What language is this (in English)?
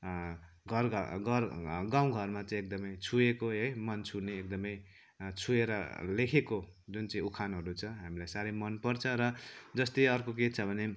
Nepali